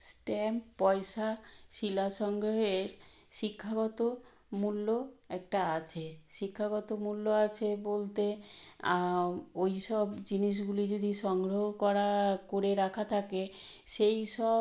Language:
Bangla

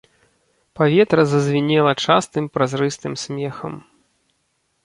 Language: Belarusian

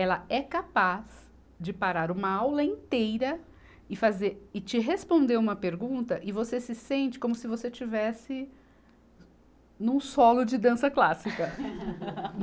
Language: Portuguese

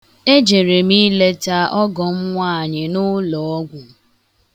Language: Igbo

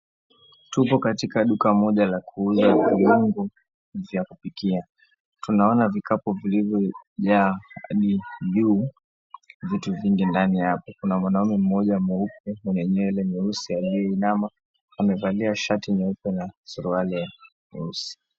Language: Swahili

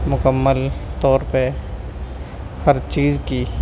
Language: Urdu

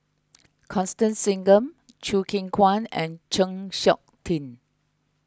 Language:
English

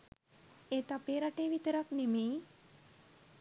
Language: Sinhala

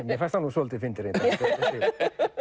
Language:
Icelandic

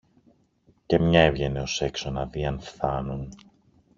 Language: Greek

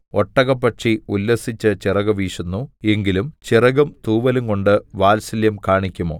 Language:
Malayalam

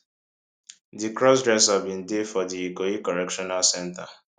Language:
Nigerian Pidgin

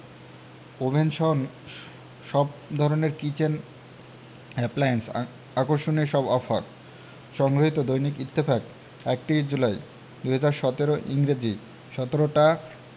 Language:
Bangla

